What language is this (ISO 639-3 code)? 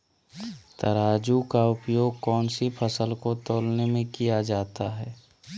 mag